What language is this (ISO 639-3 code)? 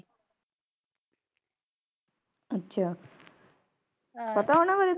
pan